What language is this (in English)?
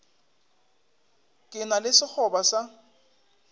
Northern Sotho